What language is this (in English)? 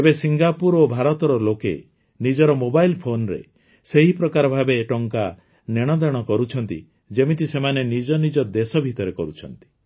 Odia